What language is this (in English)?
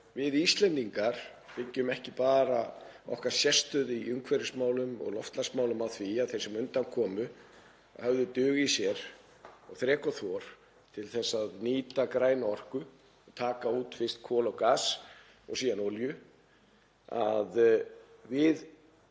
Icelandic